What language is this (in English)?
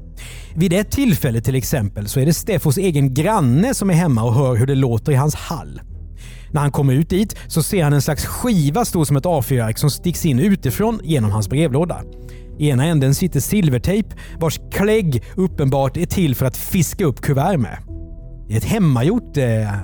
Swedish